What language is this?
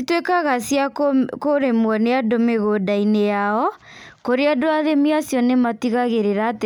Kikuyu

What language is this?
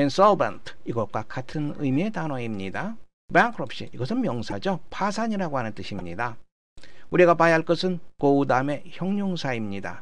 Korean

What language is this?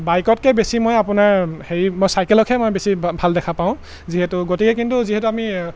Assamese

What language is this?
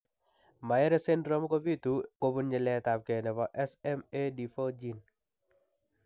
Kalenjin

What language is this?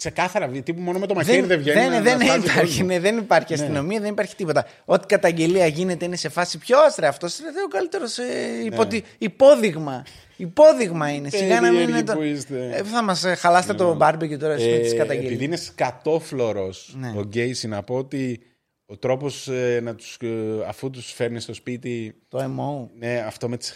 Greek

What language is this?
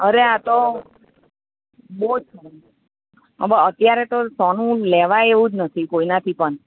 Gujarati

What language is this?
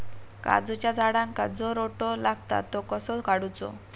Marathi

